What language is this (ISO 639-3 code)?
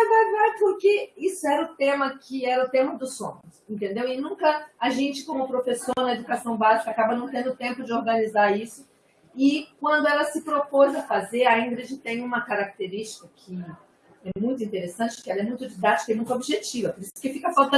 por